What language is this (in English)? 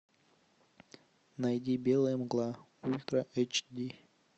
Russian